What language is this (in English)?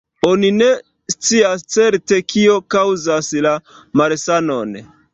Esperanto